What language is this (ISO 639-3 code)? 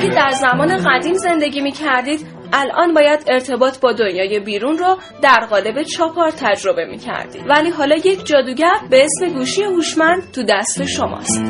fas